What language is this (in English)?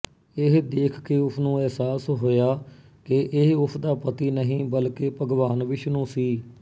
Punjabi